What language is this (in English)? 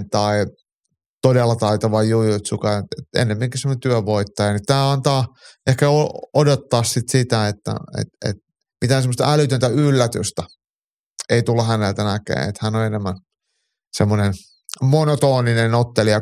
Finnish